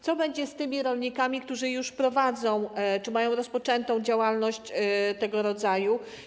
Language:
Polish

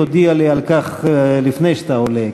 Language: Hebrew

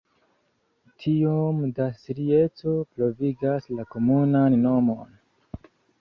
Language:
Esperanto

